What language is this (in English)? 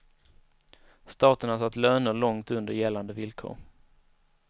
Swedish